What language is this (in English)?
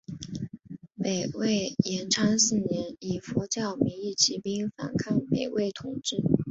Chinese